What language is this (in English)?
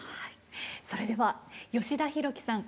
Japanese